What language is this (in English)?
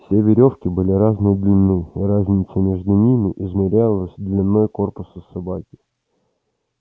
Russian